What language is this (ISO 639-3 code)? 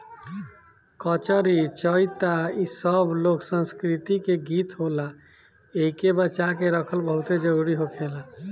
bho